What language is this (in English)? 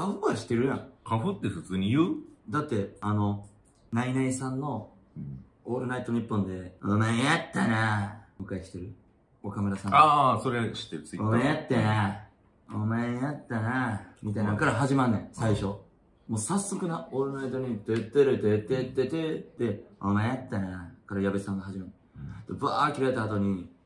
Japanese